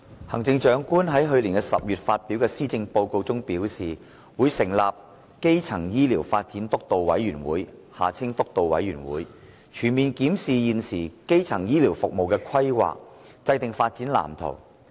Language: Cantonese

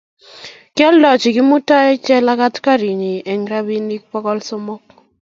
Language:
Kalenjin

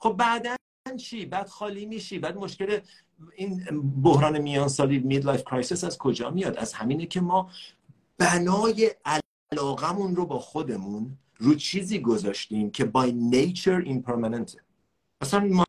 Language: Persian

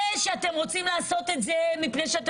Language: Hebrew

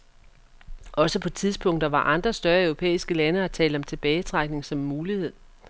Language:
Danish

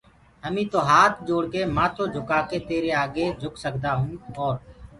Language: Gurgula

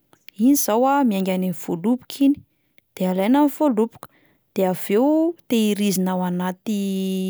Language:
Malagasy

